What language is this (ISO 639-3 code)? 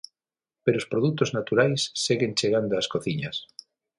glg